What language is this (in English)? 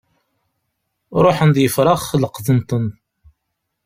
Kabyle